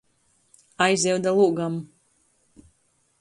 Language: Latgalian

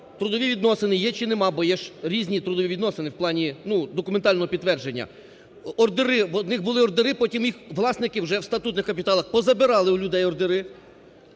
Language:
Ukrainian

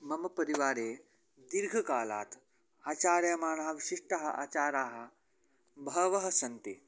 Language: Sanskrit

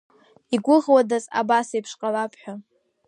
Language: Abkhazian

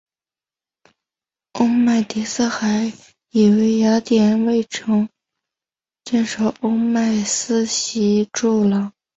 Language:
Chinese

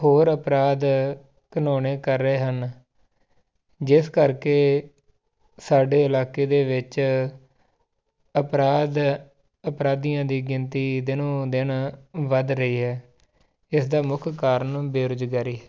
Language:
Punjabi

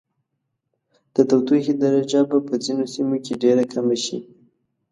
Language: Pashto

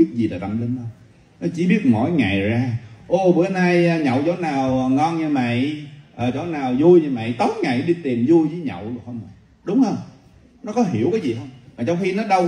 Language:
Vietnamese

